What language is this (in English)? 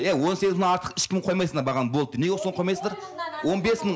Kazakh